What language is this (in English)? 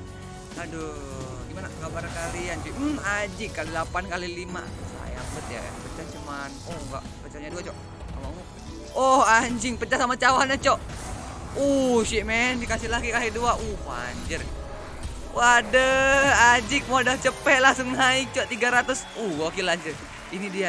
Indonesian